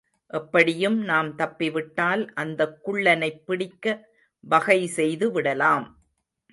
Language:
Tamil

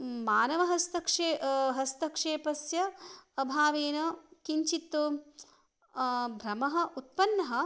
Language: Sanskrit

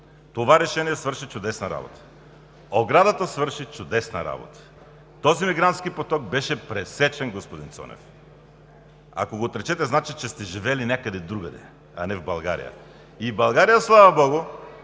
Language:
Bulgarian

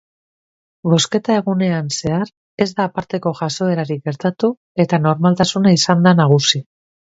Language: Basque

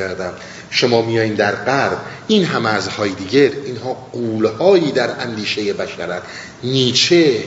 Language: Persian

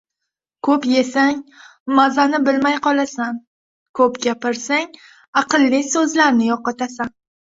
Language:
Uzbek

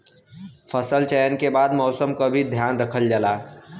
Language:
Bhojpuri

